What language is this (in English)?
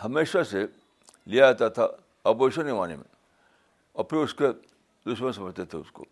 Urdu